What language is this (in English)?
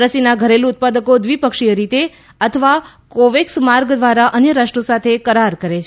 Gujarati